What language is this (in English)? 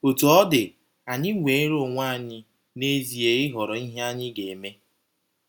Igbo